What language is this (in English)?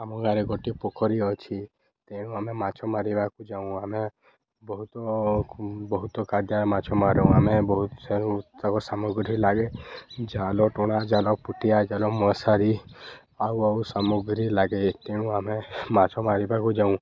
Odia